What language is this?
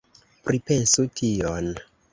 Esperanto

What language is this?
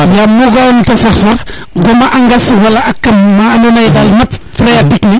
Serer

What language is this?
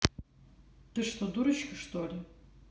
Russian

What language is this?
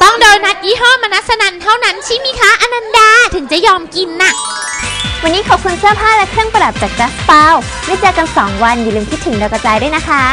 Thai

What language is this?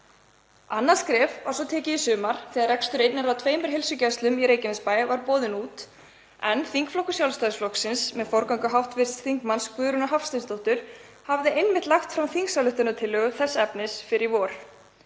Icelandic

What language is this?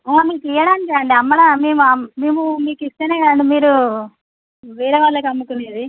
Telugu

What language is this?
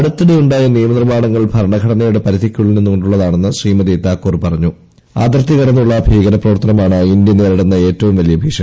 Malayalam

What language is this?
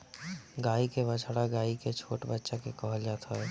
Bhojpuri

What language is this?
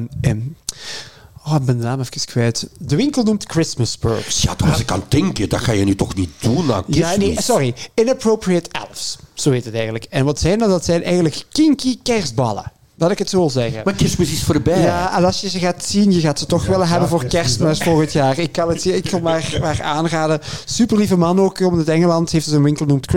Dutch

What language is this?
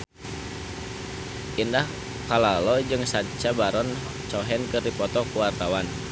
Sundanese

